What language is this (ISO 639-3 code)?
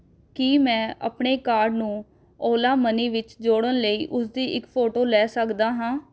pan